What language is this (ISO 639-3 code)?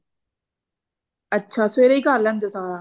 pan